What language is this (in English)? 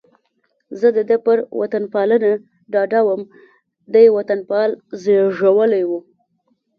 Pashto